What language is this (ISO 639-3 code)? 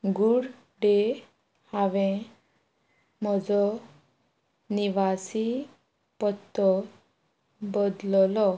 kok